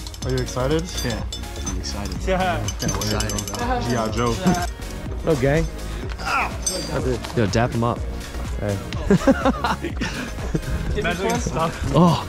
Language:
English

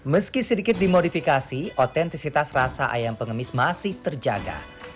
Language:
Indonesian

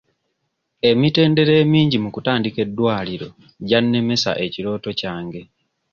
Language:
Ganda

